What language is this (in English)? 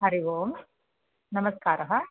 Sanskrit